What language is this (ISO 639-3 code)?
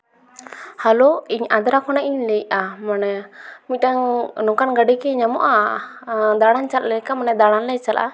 sat